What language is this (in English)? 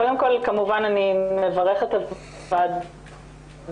Hebrew